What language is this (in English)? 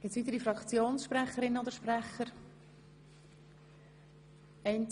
Swiss German